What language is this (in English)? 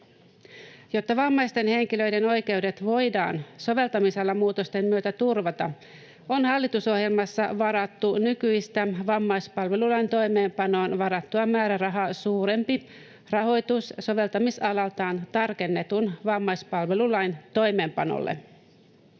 Finnish